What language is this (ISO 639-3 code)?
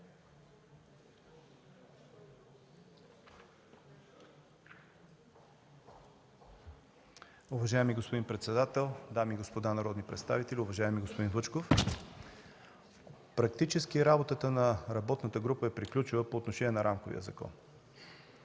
bul